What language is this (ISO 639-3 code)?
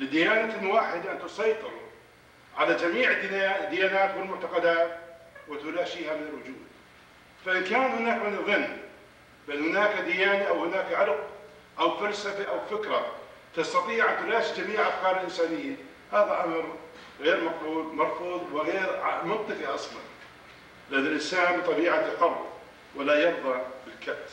ara